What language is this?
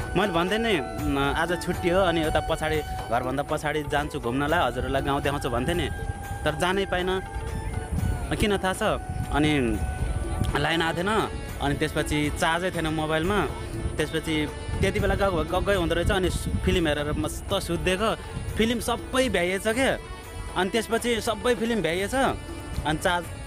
Indonesian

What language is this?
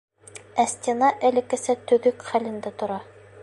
Bashkir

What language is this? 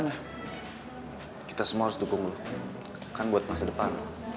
Indonesian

